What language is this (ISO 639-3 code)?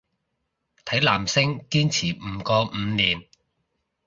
yue